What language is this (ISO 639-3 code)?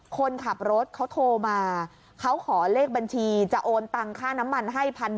tha